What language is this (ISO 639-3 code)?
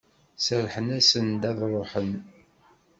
kab